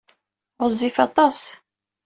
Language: Kabyle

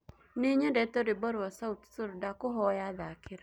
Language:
Kikuyu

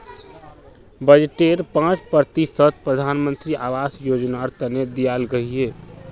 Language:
Magahi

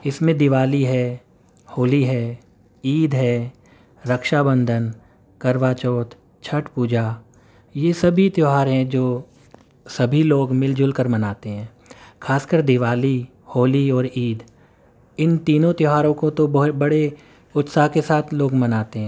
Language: Urdu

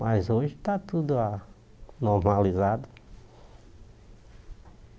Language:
Portuguese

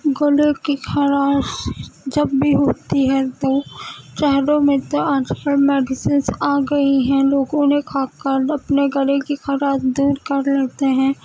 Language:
Urdu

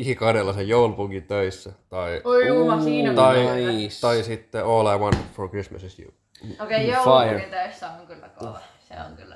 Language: Finnish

